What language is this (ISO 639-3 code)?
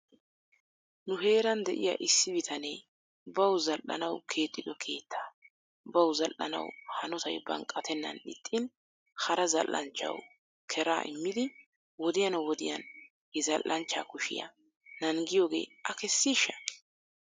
wal